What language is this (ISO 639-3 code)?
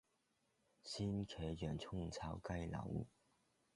yue